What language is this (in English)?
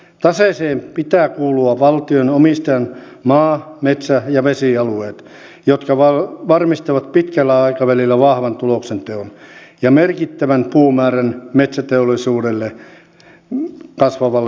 Finnish